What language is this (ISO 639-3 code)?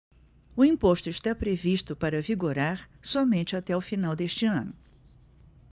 por